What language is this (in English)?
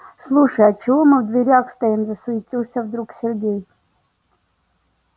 Russian